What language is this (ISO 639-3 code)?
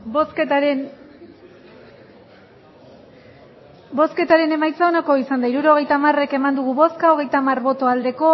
eus